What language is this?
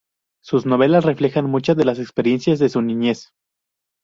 Spanish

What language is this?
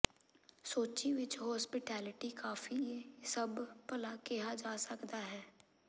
Punjabi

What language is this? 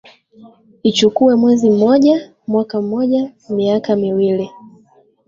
Swahili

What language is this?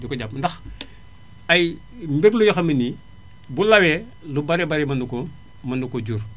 Wolof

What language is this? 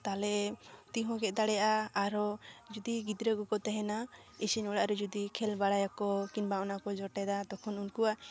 Santali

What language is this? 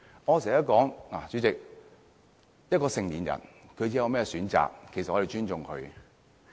Cantonese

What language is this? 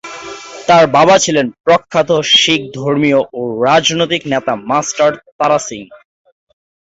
Bangla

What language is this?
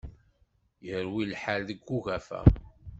Kabyle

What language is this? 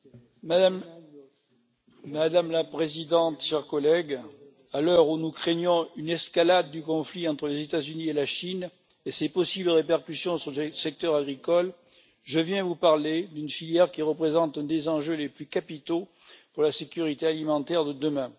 French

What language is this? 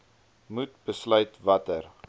Afrikaans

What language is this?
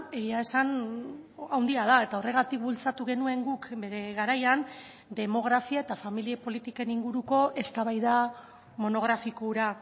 Basque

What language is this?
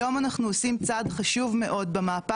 Hebrew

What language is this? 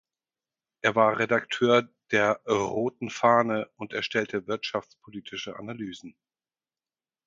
German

